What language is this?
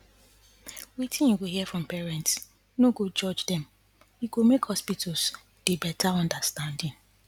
Nigerian Pidgin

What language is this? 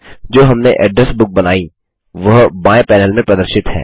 Hindi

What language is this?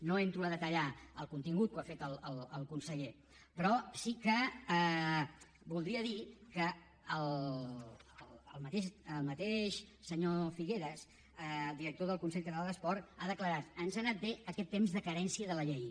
Catalan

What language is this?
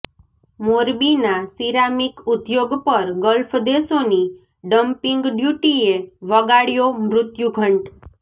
Gujarati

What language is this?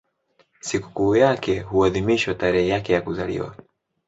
Swahili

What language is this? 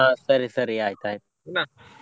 Kannada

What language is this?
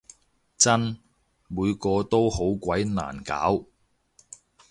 Cantonese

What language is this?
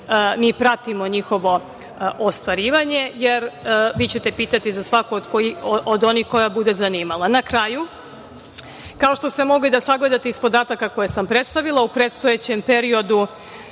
Serbian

